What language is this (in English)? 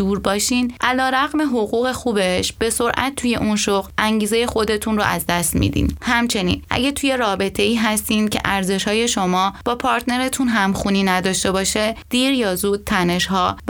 Persian